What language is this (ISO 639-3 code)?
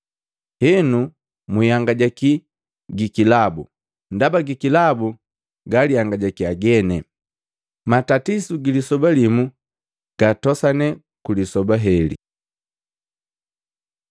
mgv